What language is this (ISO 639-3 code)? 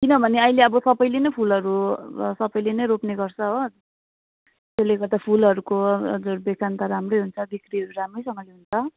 nep